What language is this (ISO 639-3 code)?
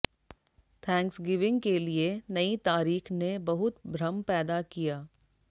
hin